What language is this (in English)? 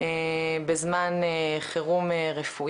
Hebrew